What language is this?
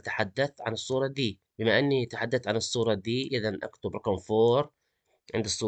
Arabic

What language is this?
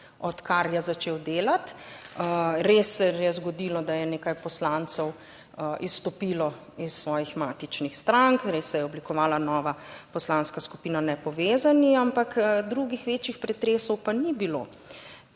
Slovenian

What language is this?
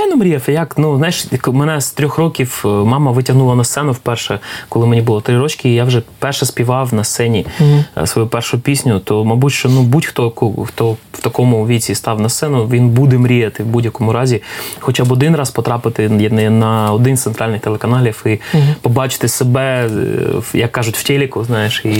Ukrainian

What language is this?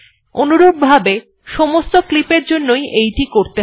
Bangla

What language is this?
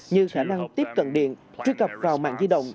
Vietnamese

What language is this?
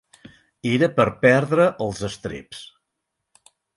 Catalan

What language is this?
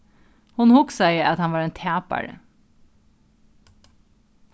Faroese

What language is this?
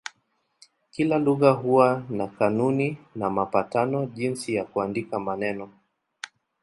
Swahili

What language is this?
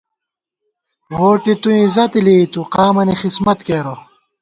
Gawar-Bati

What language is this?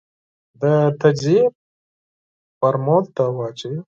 Pashto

